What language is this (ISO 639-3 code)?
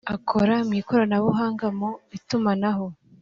kin